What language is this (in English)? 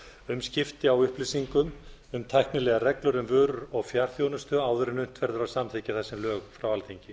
Icelandic